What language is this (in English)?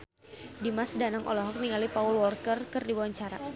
Sundanese